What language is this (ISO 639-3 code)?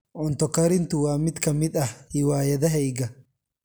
som